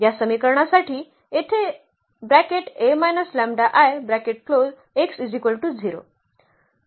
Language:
Marathi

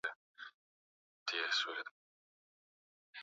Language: Swahili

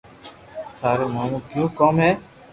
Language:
Loarki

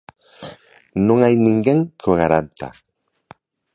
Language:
Galician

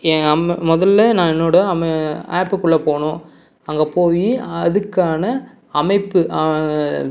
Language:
Tamil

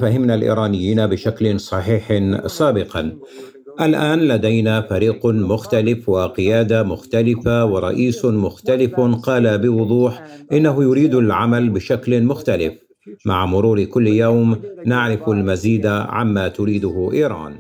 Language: Arabic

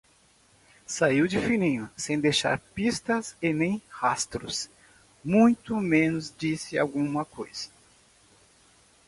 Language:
Portuguese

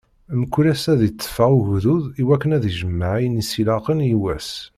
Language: Kabyle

